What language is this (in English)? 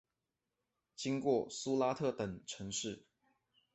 Chinese